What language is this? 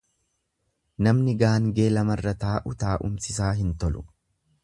Oromo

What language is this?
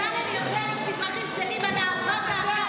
Hebrew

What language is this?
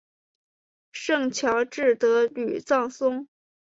Chinese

